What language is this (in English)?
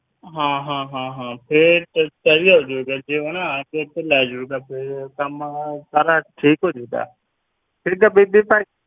Punjabi